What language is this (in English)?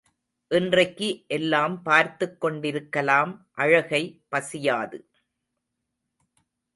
Tamil